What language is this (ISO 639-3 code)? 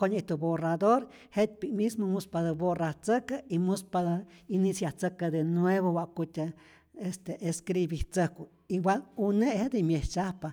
zor